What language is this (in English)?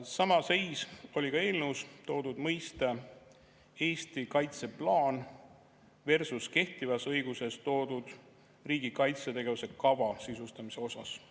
Estonian